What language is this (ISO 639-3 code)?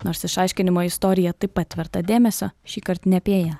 lit